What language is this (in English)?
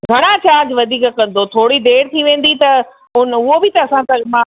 Sindhi